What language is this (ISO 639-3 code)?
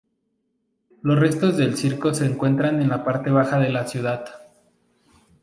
spa